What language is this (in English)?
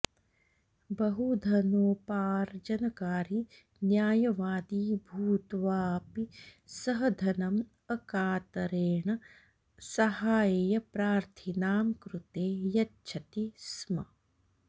Sanskrit